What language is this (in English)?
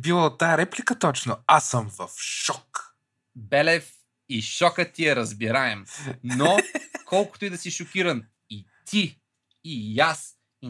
Bulgarian